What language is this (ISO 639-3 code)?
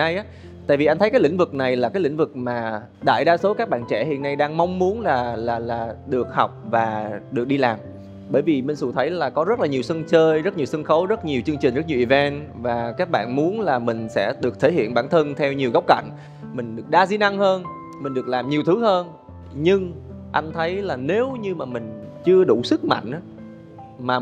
vie